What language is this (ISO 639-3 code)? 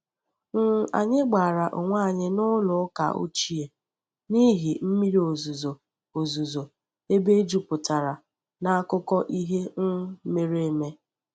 ibo